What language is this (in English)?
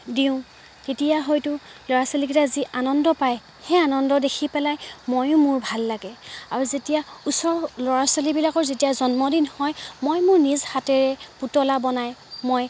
Assamese